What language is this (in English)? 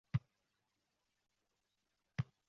Uzbek